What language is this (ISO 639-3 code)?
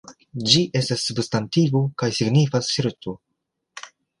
epo